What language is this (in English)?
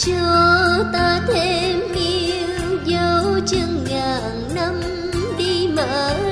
Vietnamese